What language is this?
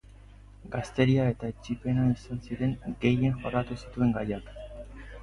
Basque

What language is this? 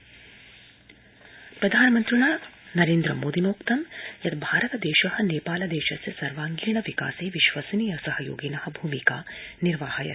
Sanskrit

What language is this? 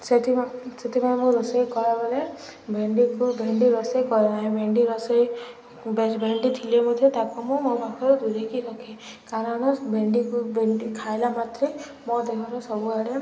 Odia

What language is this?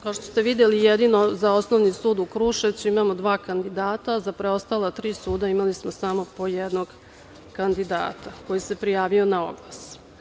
Serbian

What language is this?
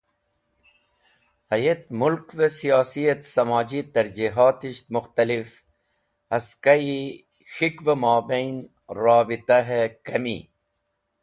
Wakhi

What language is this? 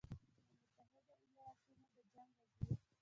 Pashto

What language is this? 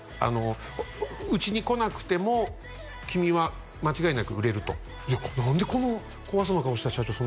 Japanese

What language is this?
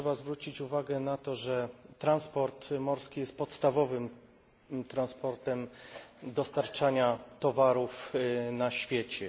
Polish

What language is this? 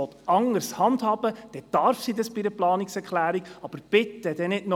Swiss German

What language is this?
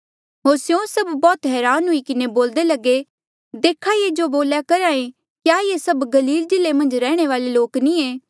Mandeali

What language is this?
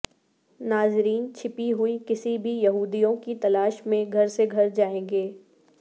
Urdu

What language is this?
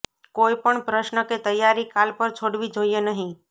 Gujarati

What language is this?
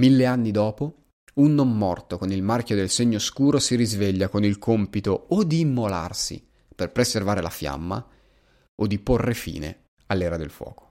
Italian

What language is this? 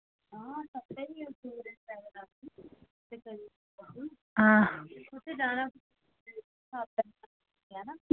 Dogri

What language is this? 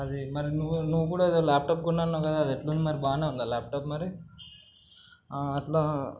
Telugu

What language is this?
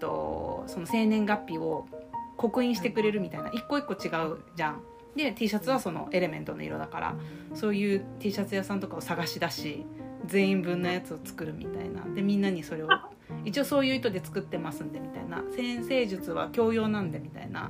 Japanese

